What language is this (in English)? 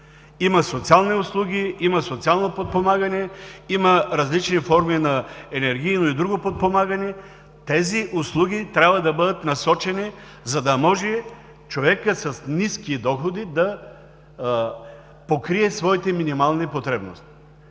Bulgarian